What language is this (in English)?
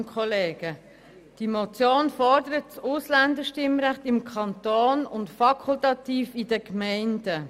Swiss German